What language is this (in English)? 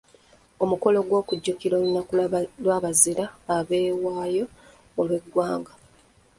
Ganda